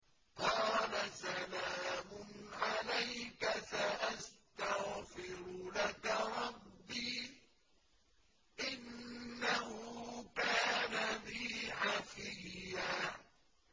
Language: Arabic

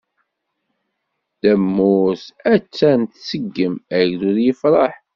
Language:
Kabyle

